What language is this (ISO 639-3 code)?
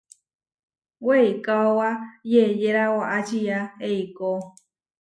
var